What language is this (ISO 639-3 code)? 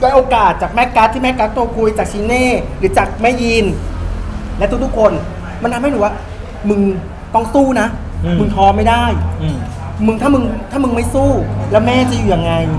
tha